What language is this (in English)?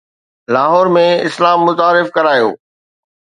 Sindhi